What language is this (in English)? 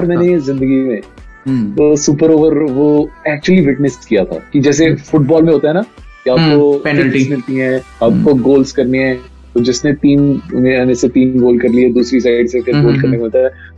Hindi